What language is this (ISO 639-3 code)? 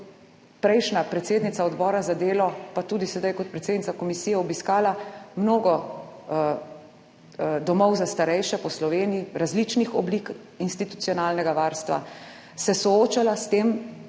slv